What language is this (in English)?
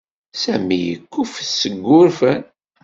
Kabyle